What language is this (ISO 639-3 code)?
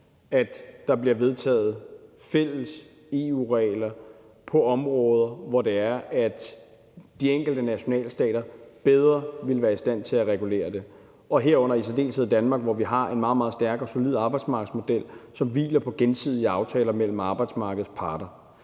dan